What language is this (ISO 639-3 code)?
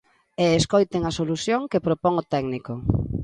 glg